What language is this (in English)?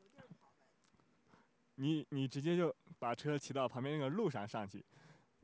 Chinese